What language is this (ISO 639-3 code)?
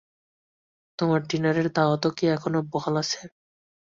ben